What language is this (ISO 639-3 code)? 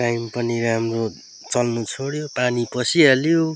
nep